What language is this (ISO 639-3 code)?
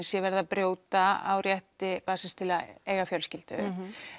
isl